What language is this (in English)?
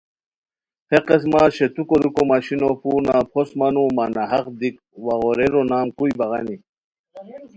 Khowar